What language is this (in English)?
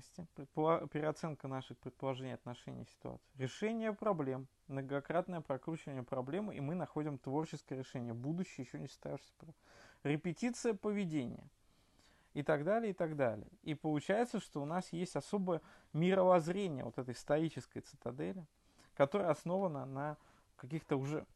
Russian